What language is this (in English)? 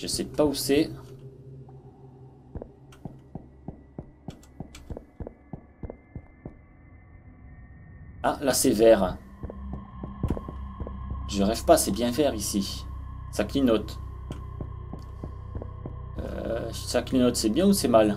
French